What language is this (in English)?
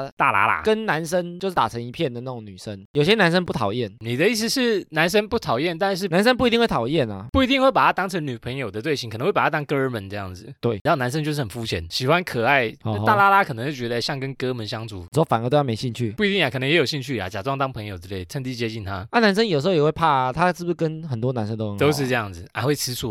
Chinese